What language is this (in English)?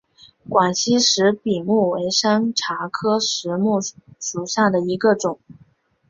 Chinese